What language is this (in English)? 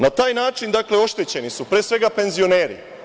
Serbian